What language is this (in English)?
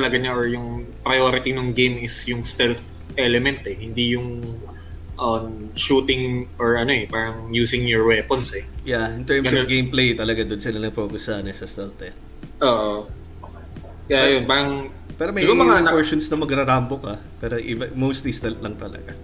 Filipino